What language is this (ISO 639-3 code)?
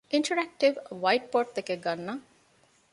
div